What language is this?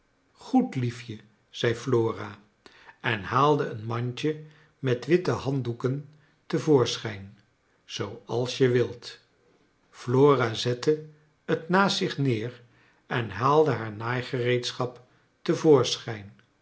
Dutch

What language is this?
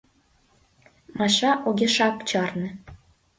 Mari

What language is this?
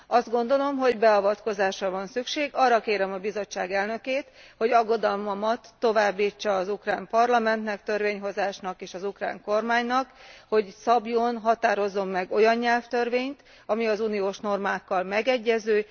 Hungarian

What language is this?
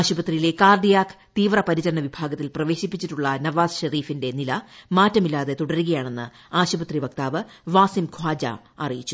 Malayalam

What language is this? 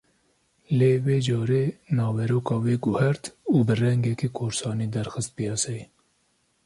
Kurdish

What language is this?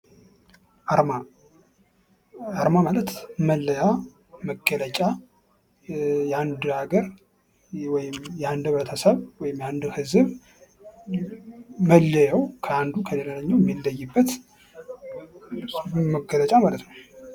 Amharic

